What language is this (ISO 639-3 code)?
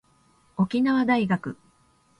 jpn